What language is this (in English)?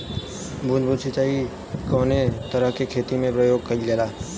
Bhojpuri